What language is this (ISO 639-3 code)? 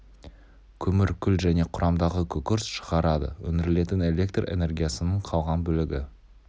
kaz